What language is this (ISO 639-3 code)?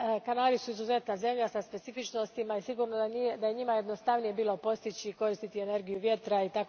hrv